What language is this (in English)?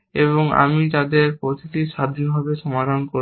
Bangla